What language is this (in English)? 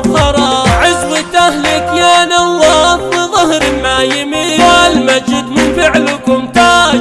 Arabic